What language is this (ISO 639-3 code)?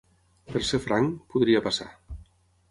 cat